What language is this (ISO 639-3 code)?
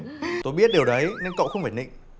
vie